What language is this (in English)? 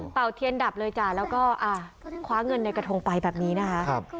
Thai